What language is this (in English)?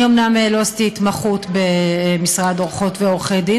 Hebrew